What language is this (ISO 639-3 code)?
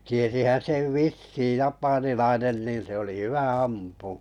fin